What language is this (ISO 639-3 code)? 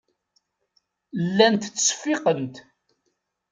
kab